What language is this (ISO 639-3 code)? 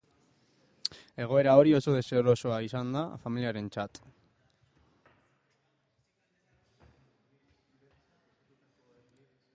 eus